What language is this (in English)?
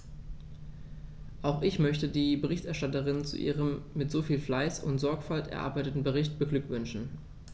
German